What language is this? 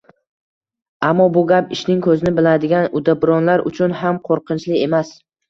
Uzbek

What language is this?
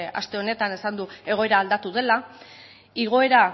Basque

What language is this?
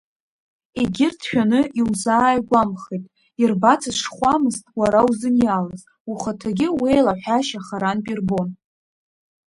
Abkhazian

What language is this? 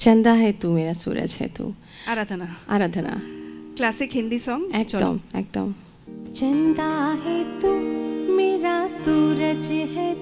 Hindi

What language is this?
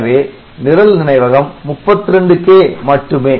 Tamil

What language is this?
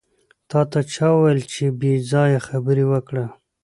Pashto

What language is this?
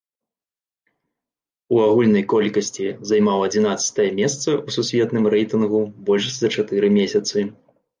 Belarusian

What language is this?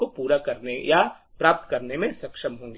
Hindi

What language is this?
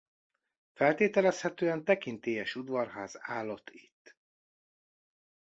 Hungarian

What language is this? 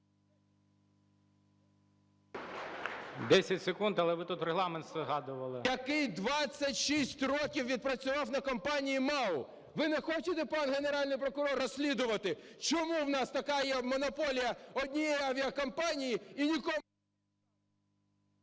Ukrainian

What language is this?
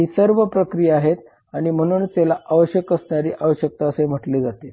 Marathi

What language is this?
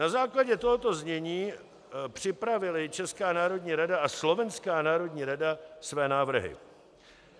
Czech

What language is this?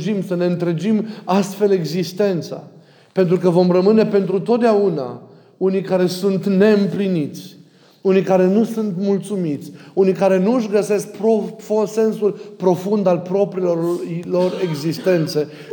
Romanian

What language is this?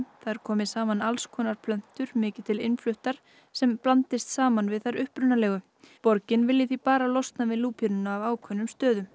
Icelandic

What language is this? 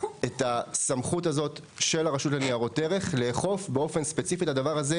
Hebrew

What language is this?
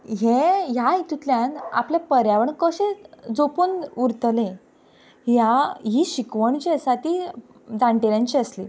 Konkani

